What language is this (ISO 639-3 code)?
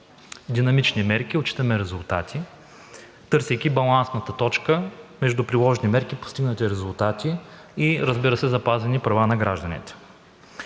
bul